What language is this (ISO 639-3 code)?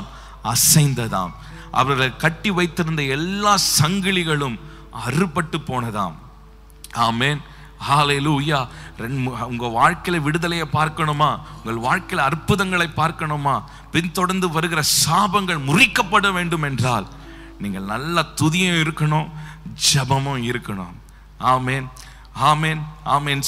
tam